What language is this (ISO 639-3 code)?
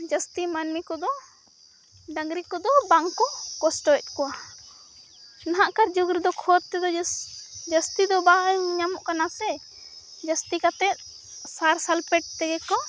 sat